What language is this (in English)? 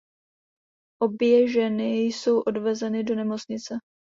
Czech